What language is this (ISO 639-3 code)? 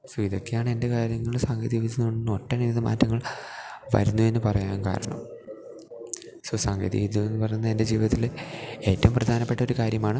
mal